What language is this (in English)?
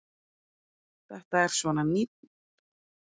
Icelandic